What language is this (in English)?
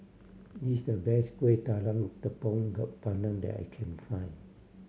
English